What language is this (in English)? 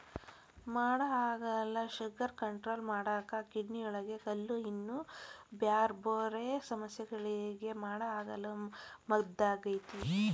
Kannada